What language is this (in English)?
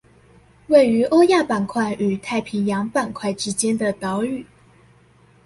Chinese